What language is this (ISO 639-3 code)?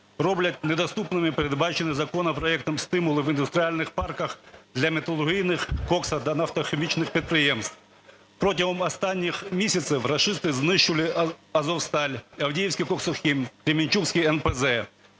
ukr